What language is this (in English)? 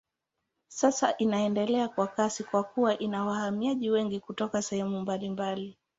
Swahili